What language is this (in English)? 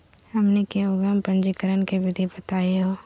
Magahi